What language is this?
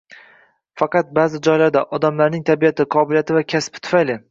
Uzbek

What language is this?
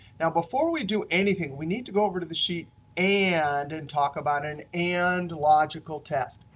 English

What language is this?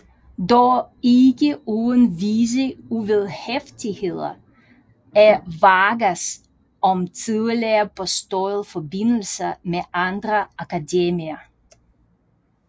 Danish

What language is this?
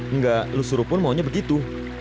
Indonesian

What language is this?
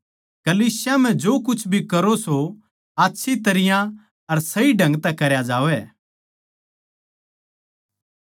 Haryanvi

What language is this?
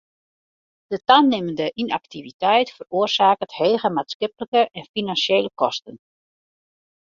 Western Frisian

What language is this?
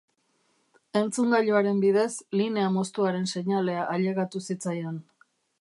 Basque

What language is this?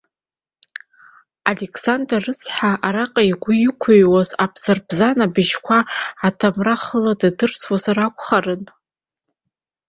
Abkhazian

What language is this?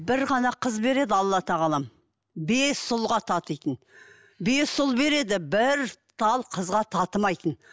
Kazakh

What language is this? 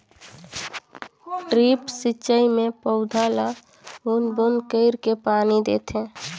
Chhattisgarhi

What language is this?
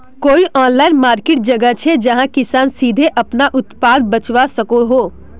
Magahi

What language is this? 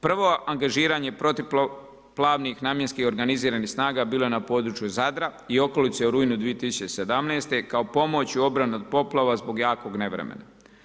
Croatian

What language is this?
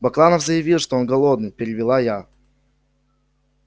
Russian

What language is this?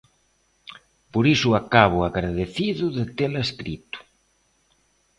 Galician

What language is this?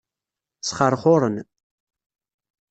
Kabyle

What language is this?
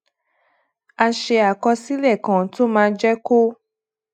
Yoruba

